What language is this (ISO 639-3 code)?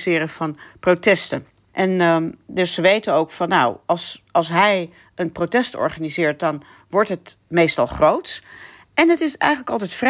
nld